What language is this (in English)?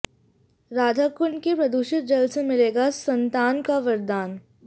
Hindi